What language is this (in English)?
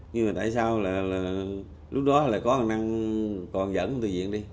Vietnamese